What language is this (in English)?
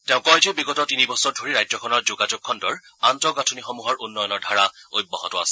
Assamese